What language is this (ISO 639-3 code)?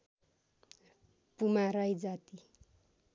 nep